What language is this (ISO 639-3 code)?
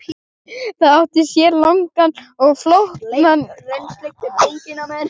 isl